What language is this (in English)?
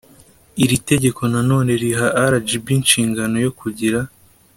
Kinyarwanda